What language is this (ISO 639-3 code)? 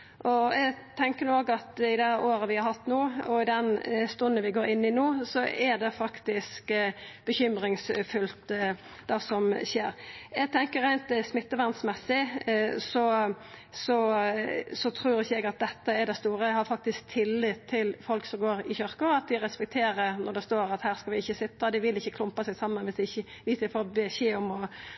nno